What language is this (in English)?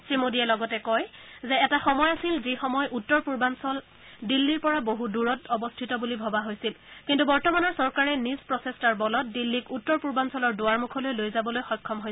Assamese